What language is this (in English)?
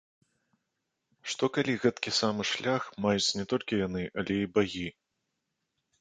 Belarusian